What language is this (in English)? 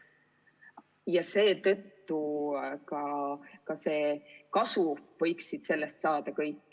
Estonian